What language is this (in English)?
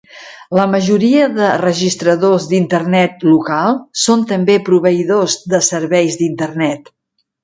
Catalan